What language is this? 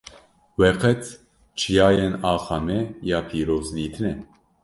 Kurdish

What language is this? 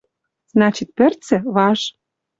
Western Mari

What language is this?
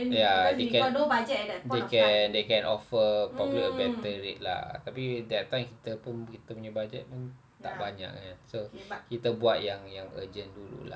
English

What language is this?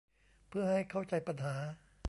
Thai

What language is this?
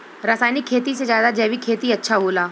Bhojpuri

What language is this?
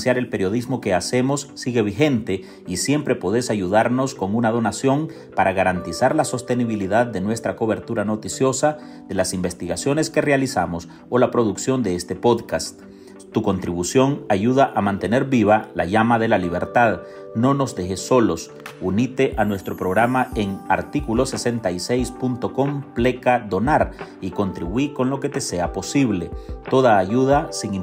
Spanish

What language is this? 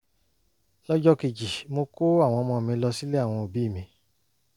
Yoruba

